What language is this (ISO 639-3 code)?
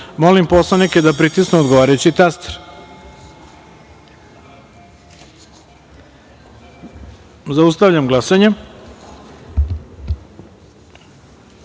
srp